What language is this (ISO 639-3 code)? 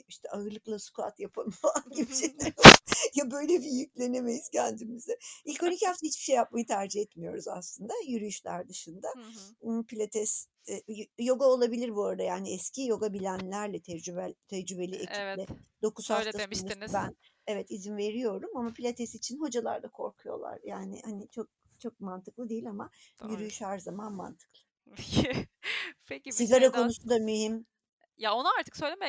tur